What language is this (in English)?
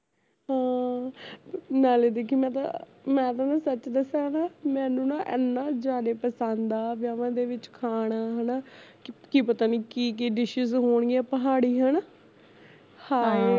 Punjabi